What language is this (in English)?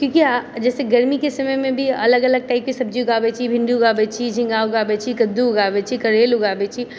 Maithili